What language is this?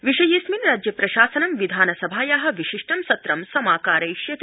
Sanskrit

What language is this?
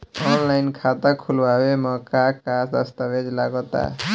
Bhojpuri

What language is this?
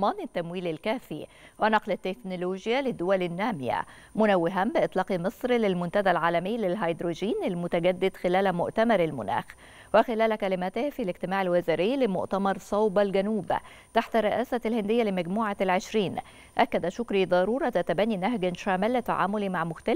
Arabic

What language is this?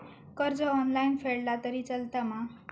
Marathi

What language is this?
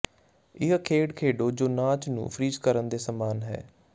Punjabi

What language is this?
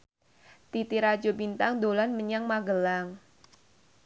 Javanese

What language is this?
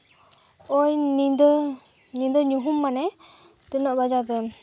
Santali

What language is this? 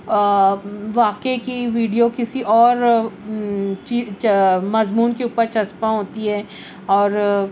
Urdu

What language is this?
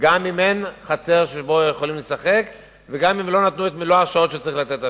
Hebrew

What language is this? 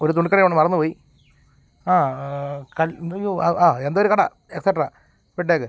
Malayalam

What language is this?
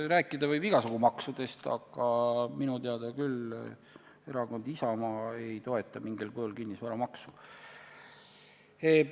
Estonian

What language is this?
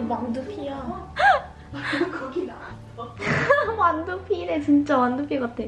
Korean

